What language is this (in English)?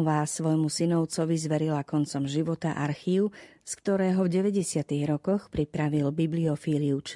Slovak